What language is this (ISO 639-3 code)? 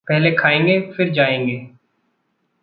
hin